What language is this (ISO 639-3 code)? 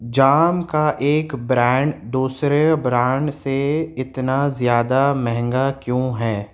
urd